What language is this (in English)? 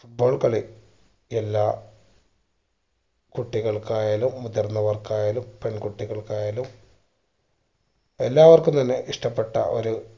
Malayalam